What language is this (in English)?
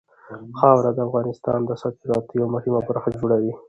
Pashto